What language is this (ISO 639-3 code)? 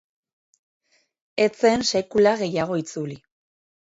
eus